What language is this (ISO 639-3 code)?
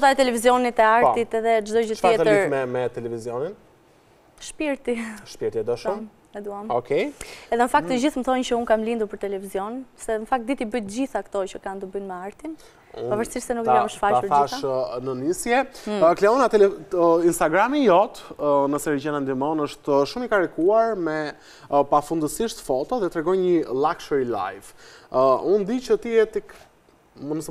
ron